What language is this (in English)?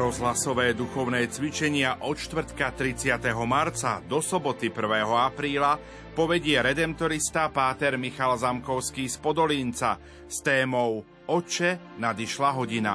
Slovak